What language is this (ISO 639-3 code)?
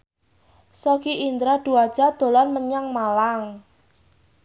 jav